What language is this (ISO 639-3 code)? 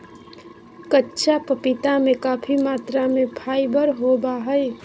mag